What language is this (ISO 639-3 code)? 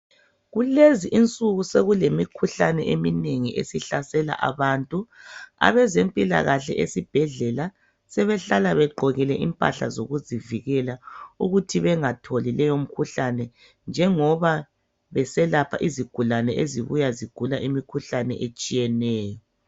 nde